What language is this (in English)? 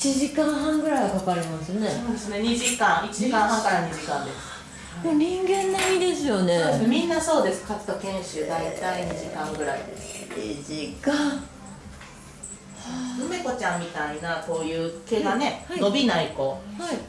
Japanese